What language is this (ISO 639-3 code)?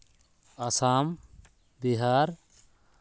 sat